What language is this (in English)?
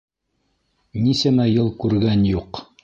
Bashkir